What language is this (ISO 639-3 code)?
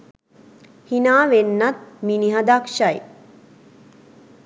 sin